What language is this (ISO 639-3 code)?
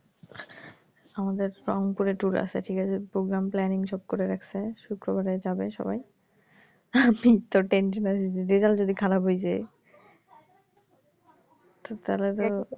ben